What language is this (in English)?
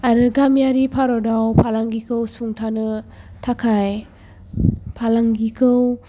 Bodo